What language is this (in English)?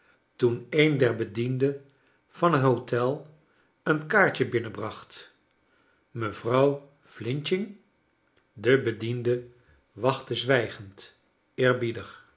Dutch